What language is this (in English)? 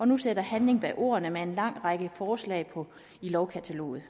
Danish